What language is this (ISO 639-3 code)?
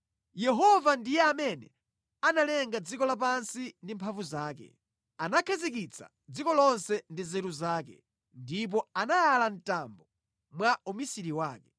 nya